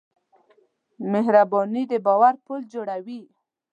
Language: Pashto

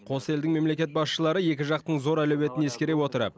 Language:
Kazakh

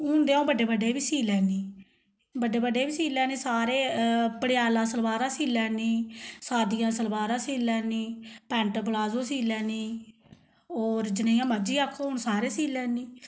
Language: Dogri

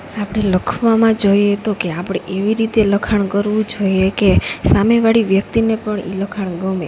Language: Gujarati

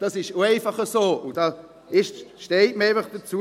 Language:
Swiss German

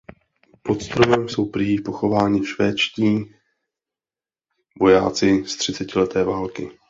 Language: Czech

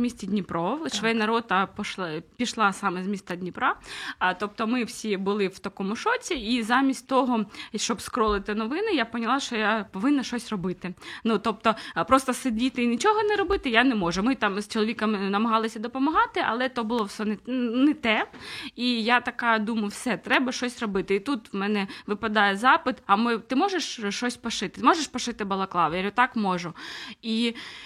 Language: Ukrainian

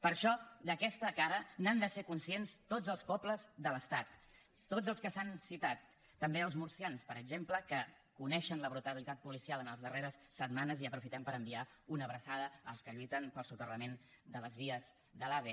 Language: Catalan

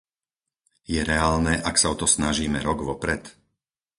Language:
Slovak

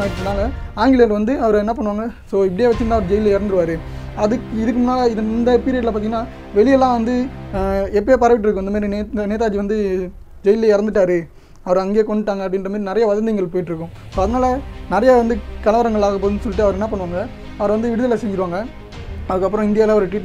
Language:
Indonesian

